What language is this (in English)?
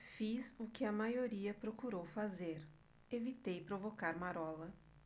Portuguese